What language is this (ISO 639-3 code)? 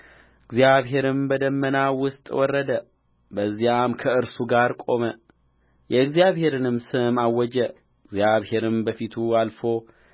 amh